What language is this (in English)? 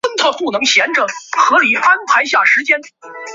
Chinese